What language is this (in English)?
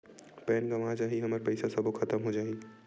Chhattisgarhi